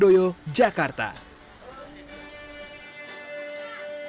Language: Indonesian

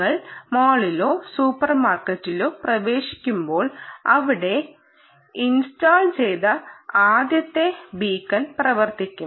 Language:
Malayalam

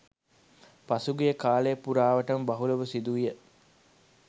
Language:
Sinhala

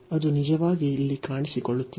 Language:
Kannada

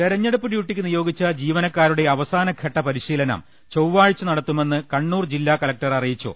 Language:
Malayalam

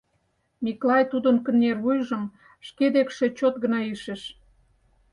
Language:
Mari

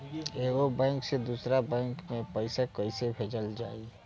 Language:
Bhojpuri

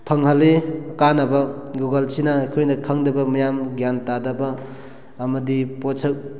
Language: Manipuri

